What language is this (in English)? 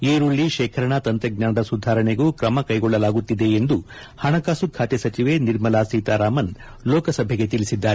Kannada